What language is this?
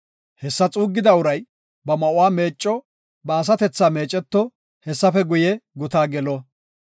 Gofa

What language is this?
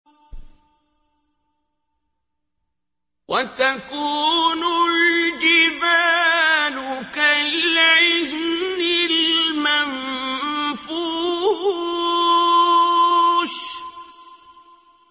Arabic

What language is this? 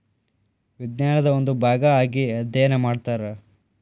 Kannada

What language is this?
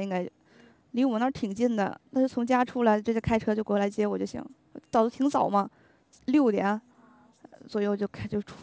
Chinese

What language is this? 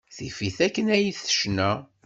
Kabyle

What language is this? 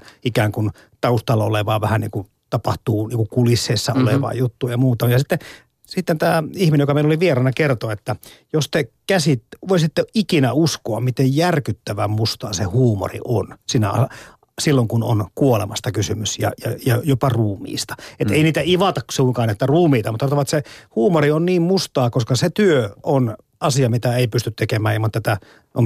Finnish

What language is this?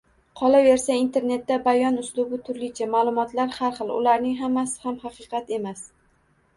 Uzbek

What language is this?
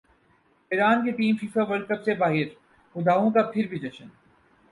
Urdu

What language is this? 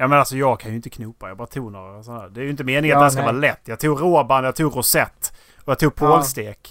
Swedish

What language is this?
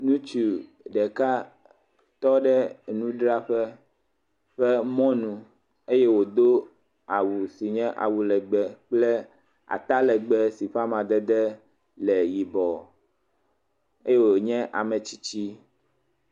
Ewe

